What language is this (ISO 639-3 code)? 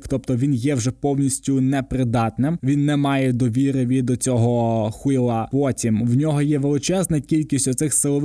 ukr